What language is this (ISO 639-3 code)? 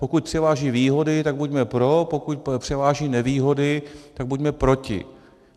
ces